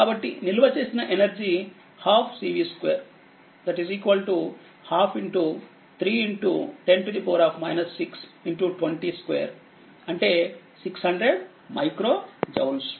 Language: Telugu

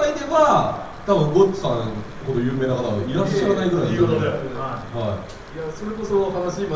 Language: Japanese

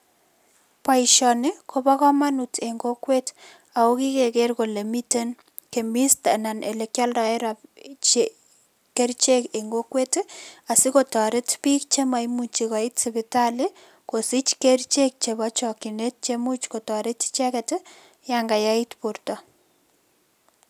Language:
Kalenjin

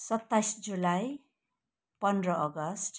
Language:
Nepali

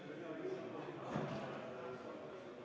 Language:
Estonian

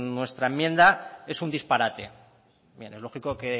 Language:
Spanish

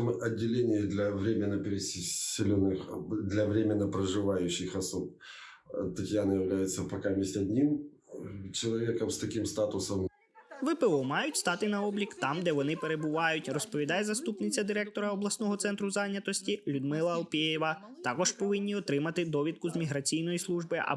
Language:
Ukrainian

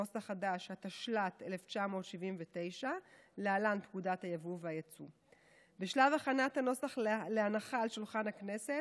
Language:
Hebrew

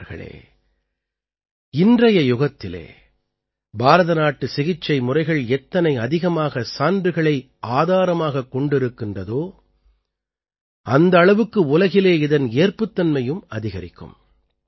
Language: Tamil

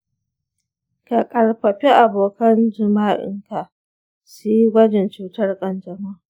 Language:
Hausa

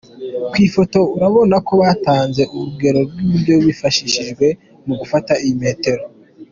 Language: Kinyarwanda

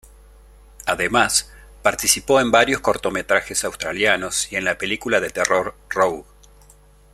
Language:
Spanish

